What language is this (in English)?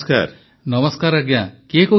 Odia